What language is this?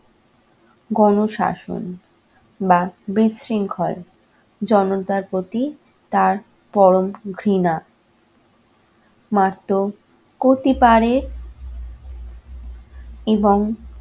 Bangla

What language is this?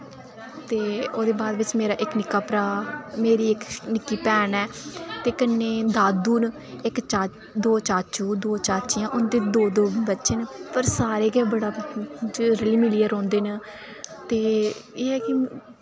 Dogri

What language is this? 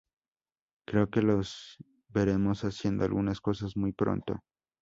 Spanish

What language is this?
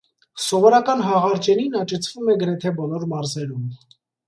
Armenian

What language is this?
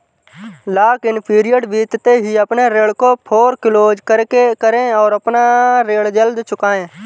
Hindi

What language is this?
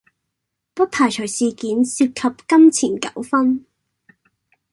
Cantonese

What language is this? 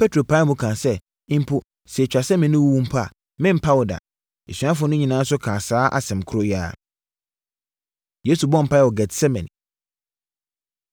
Akan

